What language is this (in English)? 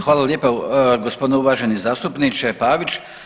Croatian